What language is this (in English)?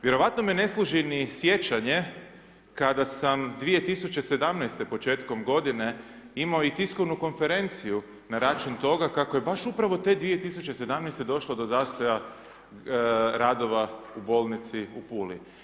Croatian